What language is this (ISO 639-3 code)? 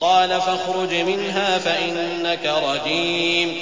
ara